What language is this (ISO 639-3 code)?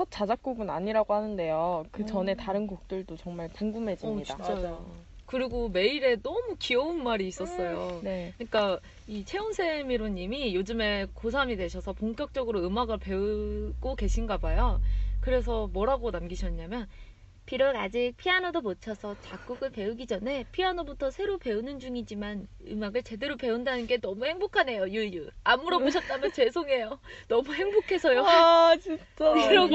kor